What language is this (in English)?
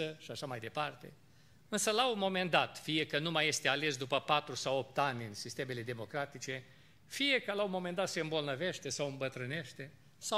Romanian